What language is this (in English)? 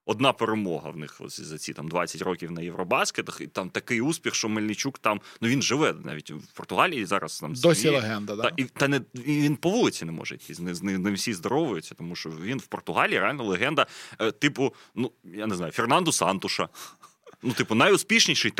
Ukrainian